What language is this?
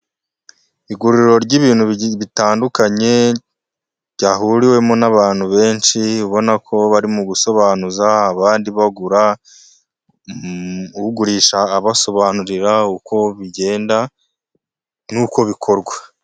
Kinyarwanda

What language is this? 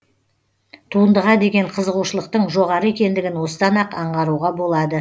Kazakh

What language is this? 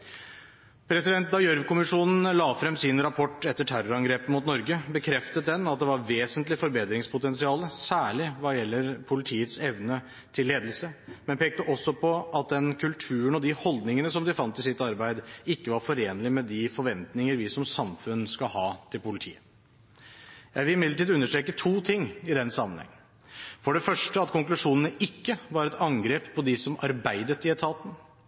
Norwegian Bokmål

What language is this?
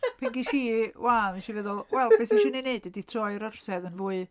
Welsh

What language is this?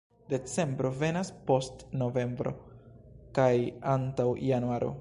Esperanto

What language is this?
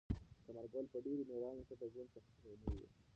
Pashto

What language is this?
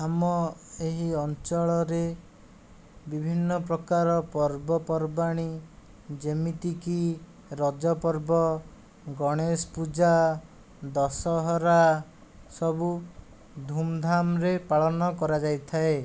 Odia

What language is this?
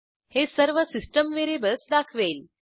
Marathi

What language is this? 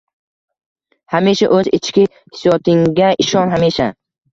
Uzbek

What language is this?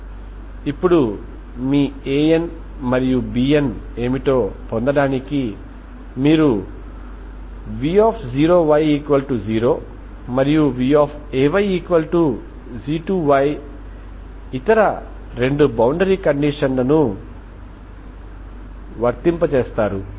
Telugu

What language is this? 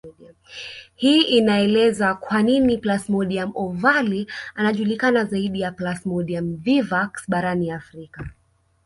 Swahili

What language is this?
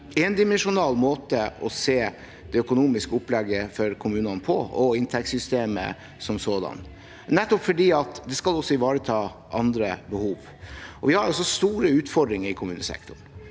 Norwegian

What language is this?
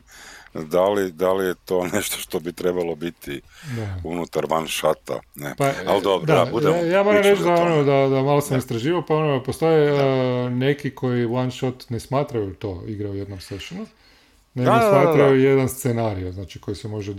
Croatian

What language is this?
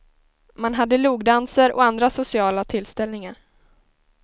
Swedish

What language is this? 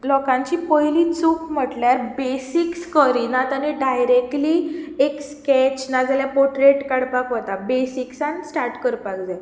Konkani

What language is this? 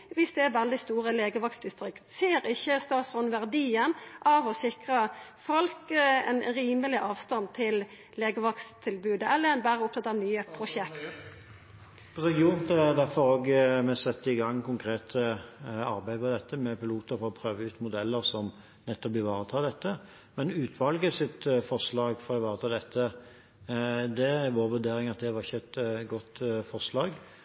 Norwegian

